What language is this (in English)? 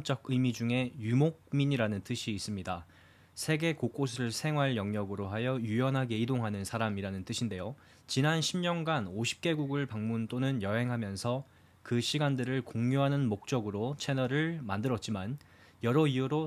Korean